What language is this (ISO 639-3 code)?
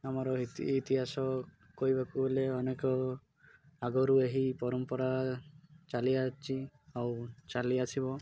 ori